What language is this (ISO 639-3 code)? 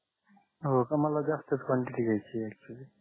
mar